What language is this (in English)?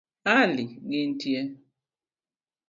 Luo (Kenya and Tanzania)